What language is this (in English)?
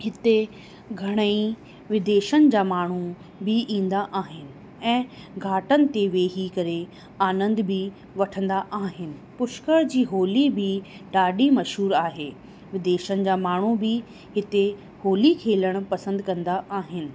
Sindhi